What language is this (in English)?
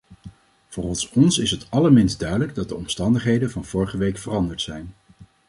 Dutch